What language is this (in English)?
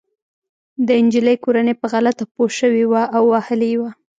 Pashto